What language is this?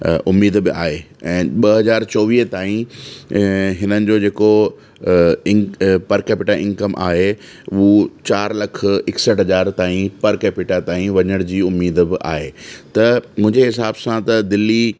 Sindhi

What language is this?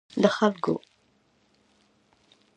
Pashto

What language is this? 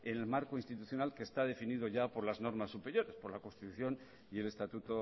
Spanish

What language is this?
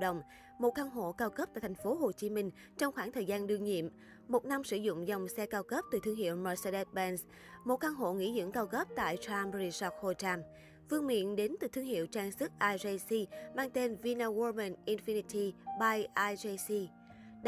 Vietnamese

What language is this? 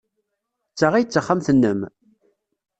Kabyle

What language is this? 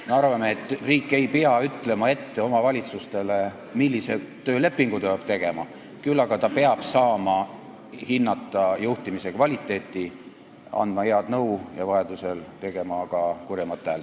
Estonian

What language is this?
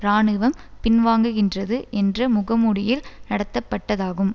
Tamil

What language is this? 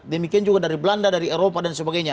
Indonesian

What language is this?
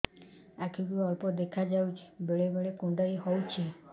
Odia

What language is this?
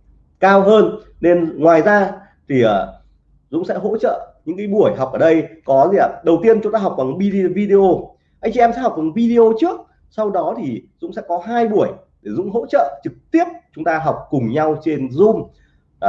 Vietnamese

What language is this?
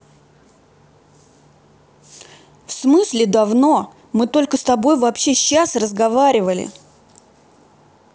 Russian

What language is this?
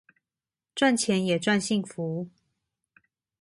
Chinese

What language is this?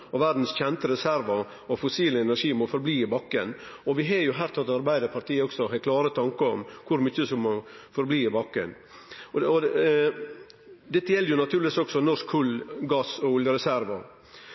Norwegian Nynorsk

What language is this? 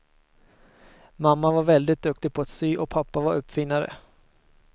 Swedish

